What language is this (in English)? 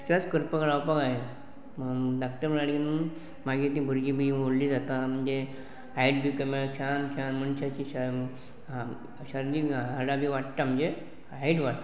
Konkani